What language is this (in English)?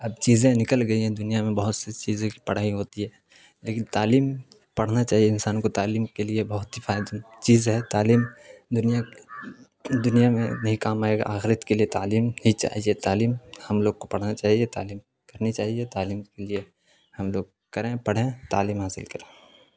Urdu